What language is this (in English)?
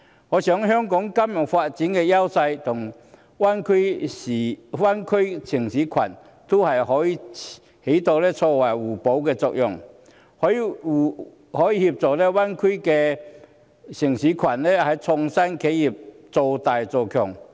Cantonese